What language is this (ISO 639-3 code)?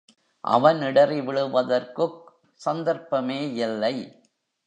tam